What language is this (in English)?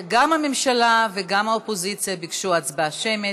Hebrew